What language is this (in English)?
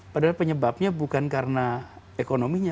Indonesian